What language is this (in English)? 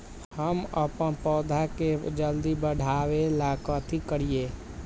Magahi